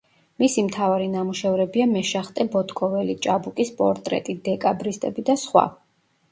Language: Georgian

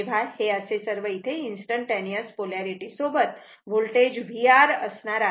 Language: Marathi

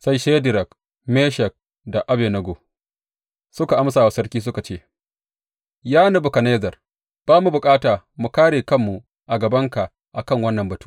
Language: Hausa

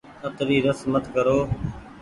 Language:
Goaria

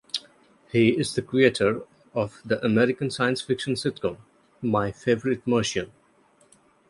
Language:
English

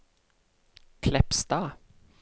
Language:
Norwegian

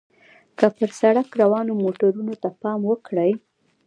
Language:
Pashto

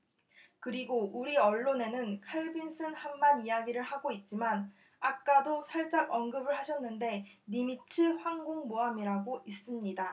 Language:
Korean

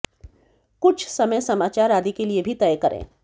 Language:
Hindi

